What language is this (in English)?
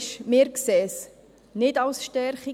Swiss German